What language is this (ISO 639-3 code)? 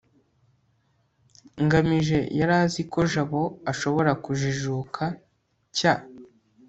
kin